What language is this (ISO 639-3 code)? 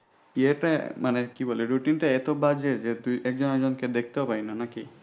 ben